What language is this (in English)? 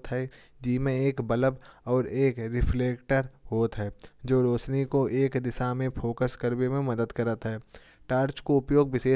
Kanauji